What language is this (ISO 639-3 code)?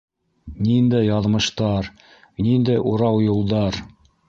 bak